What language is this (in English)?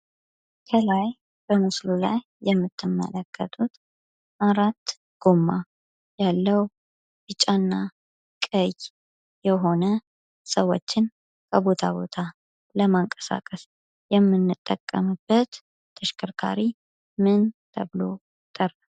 Amharic